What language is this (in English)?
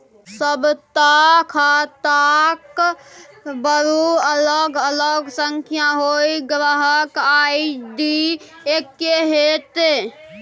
Maithili